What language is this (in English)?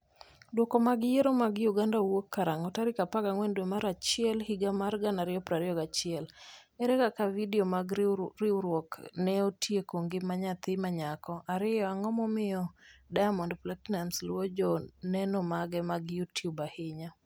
Luo (Kenya and Tanzania)